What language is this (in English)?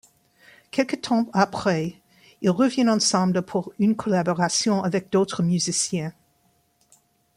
French